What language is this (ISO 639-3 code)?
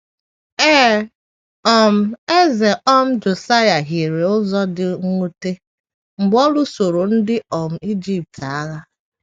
ibo